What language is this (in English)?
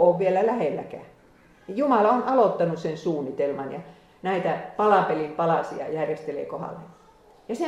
Finnish